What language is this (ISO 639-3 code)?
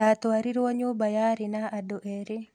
kik